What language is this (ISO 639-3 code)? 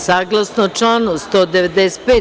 srp